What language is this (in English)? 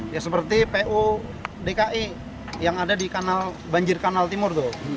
Indonesian